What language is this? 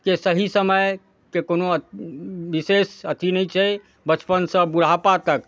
Maithili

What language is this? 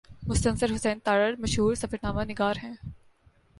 Urdu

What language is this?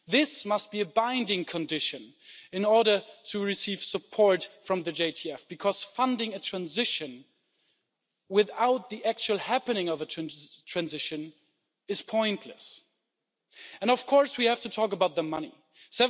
English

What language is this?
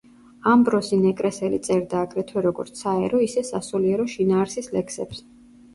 Georgian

